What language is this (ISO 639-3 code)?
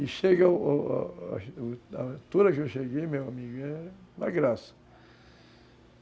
por